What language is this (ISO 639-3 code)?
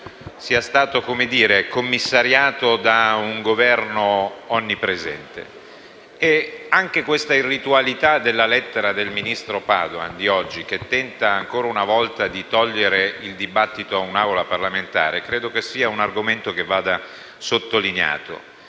ita